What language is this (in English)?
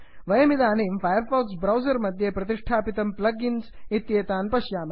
Sanskrit